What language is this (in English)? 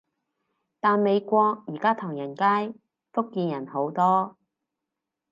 Cantonese